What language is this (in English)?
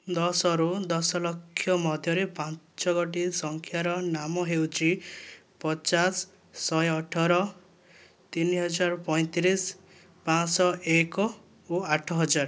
Odia